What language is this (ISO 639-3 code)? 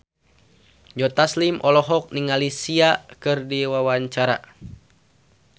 sun